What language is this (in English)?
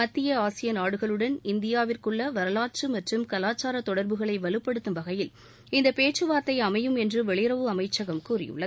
Tamil